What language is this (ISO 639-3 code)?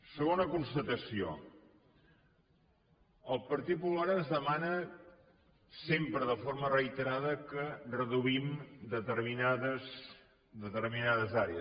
cat